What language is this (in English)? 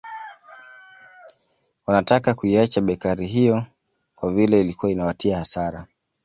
Swahili